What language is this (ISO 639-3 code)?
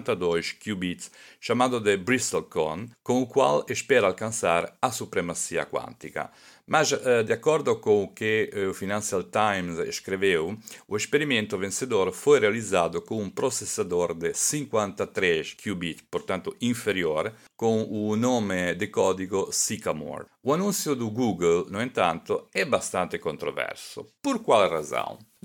por